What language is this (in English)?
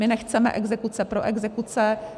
Czech